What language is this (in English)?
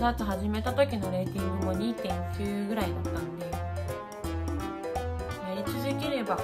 Japanese